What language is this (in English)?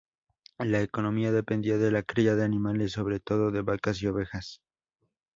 Spanish